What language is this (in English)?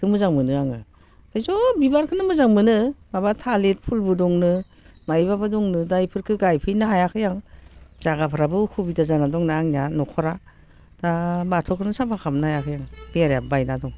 Bodo